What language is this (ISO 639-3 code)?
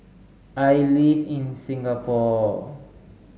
eng